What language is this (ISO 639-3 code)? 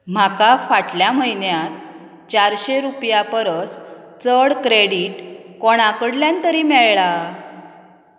kok